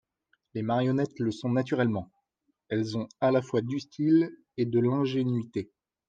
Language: French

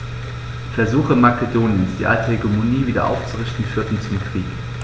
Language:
German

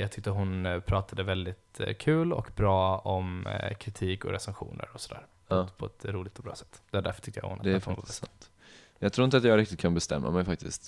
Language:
Swedish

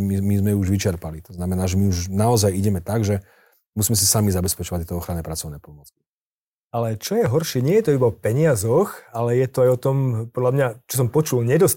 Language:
Slovak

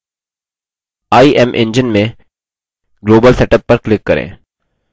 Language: Hindi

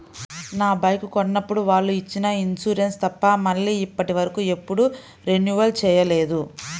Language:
Telugu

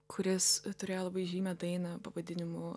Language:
Lithuanian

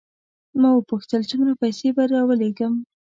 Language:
Pashto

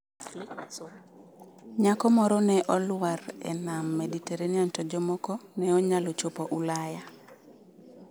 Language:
Luo (Kenya and Tanzania)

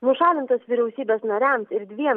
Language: Lithuanian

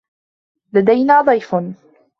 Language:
Arabic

